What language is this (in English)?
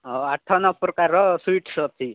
Odia